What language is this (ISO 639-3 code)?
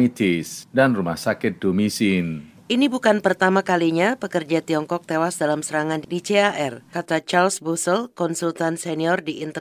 ind